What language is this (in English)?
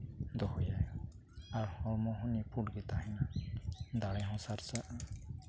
Santali